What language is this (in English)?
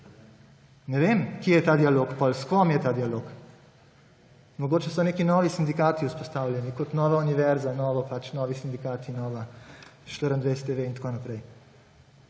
Slovenian